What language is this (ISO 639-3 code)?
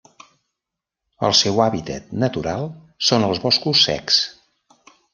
cat